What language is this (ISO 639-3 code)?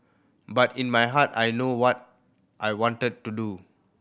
eng